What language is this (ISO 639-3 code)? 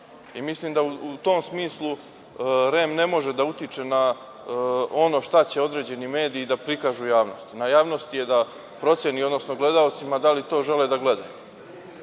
srp